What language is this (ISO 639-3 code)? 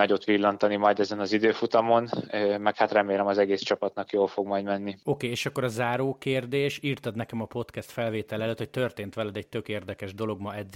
hun